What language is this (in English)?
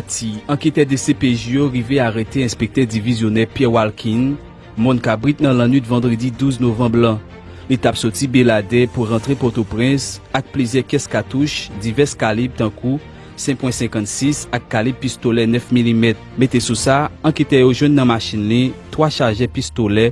French